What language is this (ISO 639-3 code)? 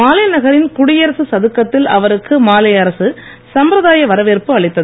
tam